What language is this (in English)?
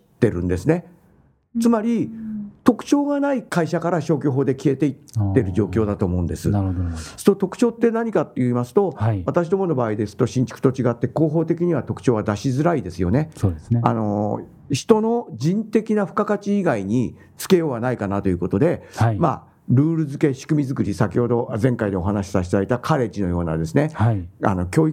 Japanese